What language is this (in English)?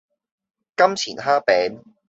Cantonese